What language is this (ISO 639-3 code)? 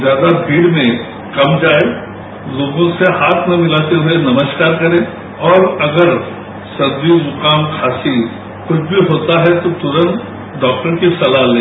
hin